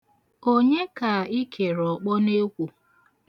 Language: Igbo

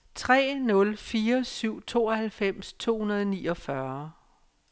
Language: Danish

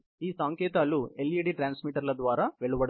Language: Telugu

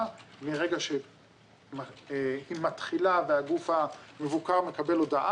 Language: Hebrew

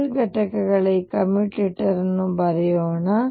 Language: Kannada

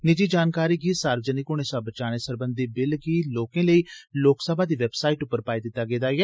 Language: Dogri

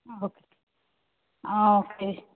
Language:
Konkani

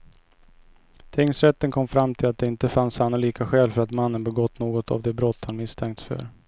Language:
Swedish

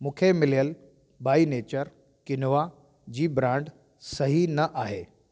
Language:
Sindhi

